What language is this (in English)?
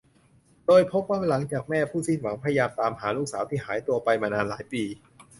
Thai